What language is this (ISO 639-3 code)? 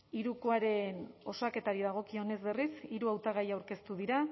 eus